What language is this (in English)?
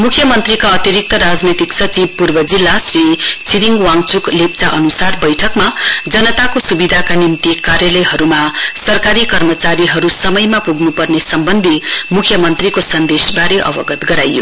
Nepali